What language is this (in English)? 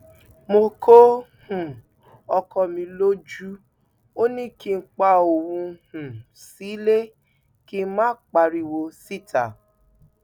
Yoruba